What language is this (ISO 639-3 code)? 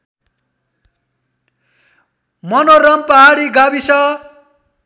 nep